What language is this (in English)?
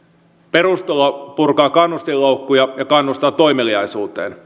Finnish